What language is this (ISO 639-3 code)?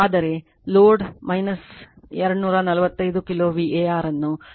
kan